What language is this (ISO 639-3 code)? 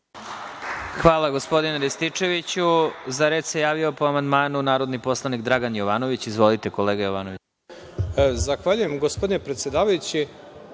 srp